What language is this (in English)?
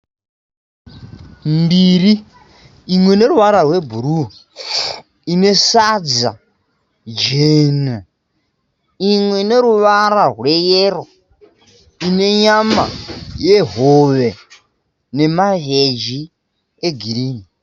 Shona